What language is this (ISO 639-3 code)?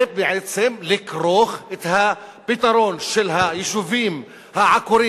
heb